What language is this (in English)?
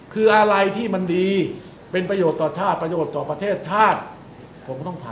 Thai